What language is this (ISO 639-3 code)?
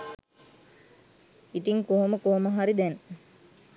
sin